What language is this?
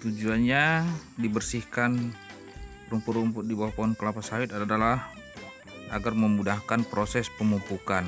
Indonesian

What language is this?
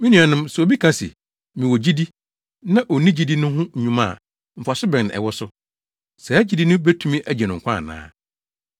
Akan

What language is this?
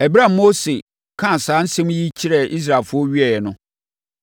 Akan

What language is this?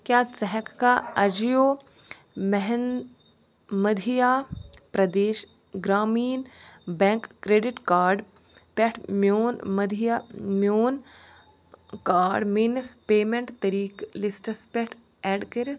Kashmiri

